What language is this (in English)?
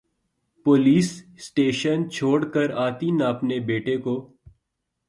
Urdu